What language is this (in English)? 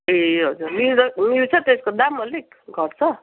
Nepali